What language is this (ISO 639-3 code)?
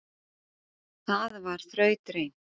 isl